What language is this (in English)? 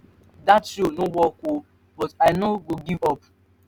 Nigerian Pidgin